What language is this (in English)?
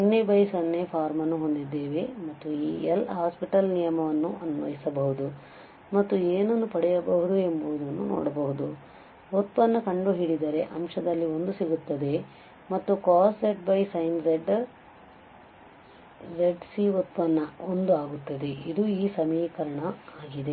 Kannada